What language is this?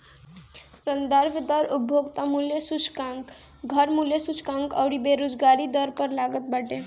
Bhojpuri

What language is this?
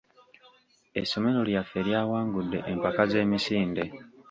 Ganda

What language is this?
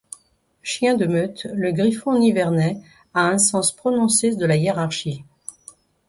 French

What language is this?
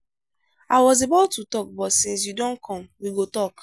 Nigerian Pidgin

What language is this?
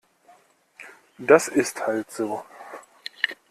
German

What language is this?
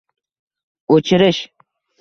Uzbek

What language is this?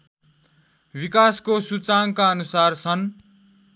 Nepali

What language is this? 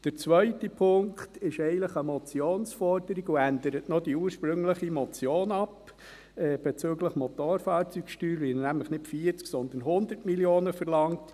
Swiss German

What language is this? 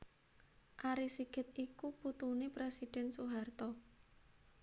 Javanese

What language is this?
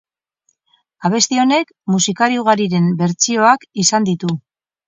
Basque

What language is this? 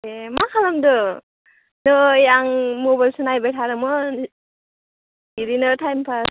Bodo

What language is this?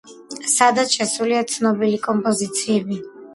Georgian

